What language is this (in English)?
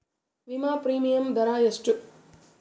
Kannada